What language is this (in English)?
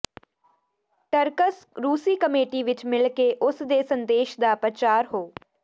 Punjabi